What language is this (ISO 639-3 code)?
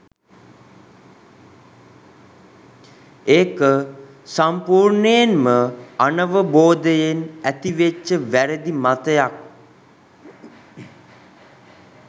sin